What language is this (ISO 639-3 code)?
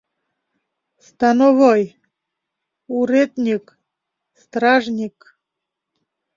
chm